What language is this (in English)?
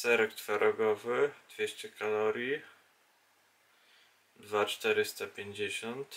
Polish